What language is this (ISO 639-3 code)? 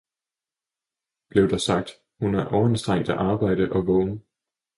dan